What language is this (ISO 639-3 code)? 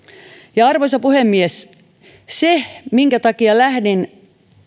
fin